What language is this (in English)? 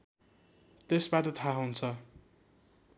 Nepali